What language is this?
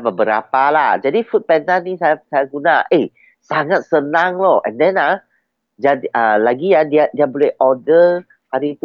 Malay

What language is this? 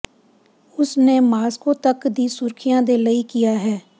Punjabi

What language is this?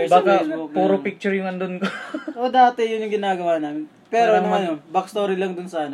Filipino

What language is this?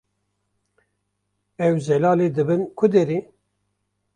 Kurdish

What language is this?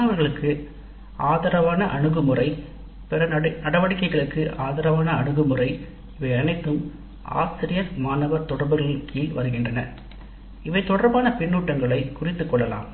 Tamil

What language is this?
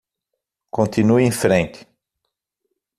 Portuguese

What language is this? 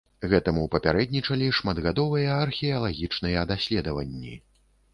Belarusian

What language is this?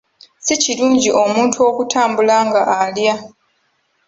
Ganda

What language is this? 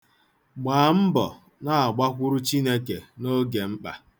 Igbo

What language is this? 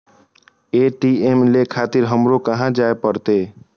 Maithili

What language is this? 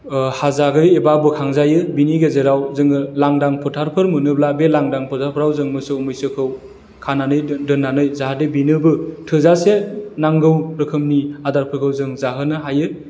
Bodo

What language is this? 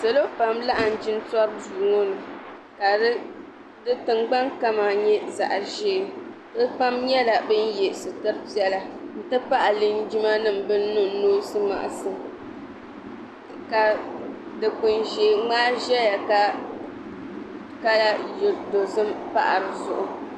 Dagbani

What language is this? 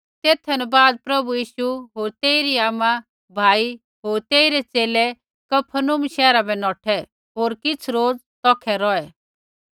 Kullu Pahari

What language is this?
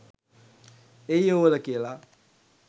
Sinhala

